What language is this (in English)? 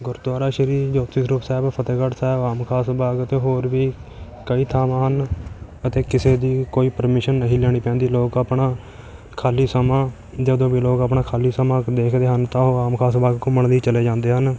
Punjabi